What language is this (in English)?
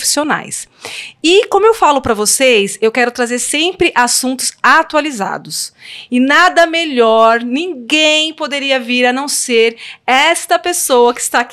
Portuguese